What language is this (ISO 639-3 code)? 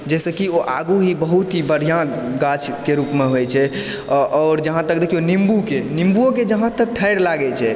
mai